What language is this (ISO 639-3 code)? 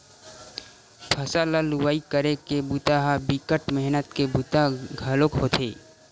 hne